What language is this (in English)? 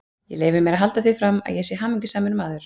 Icelandic